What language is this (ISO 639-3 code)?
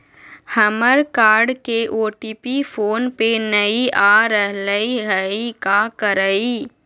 mag